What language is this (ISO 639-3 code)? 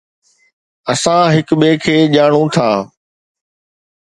snd